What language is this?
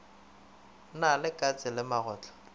Northern Sotho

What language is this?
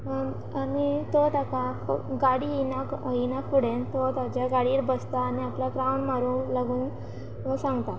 Konkani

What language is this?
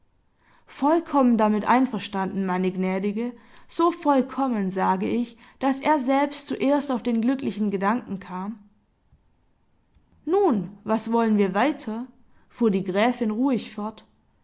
German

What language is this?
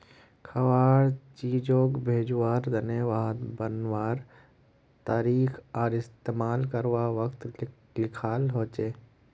Magahi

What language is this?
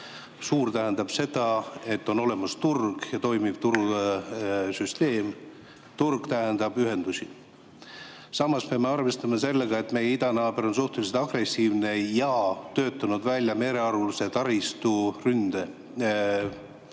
Estonian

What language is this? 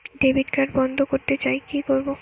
Bangla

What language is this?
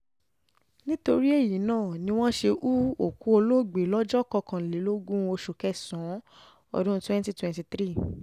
Yoruba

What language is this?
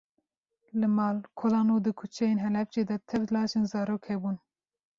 Kurdish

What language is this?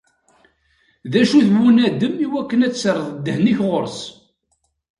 Kabyle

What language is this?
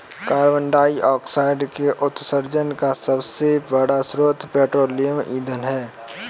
Hindi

